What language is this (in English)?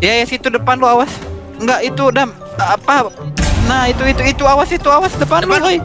Indonesian